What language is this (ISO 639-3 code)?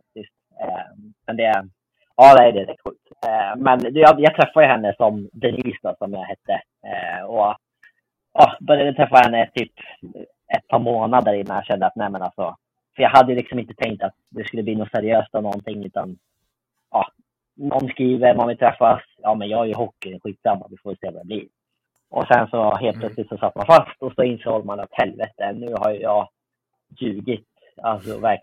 swe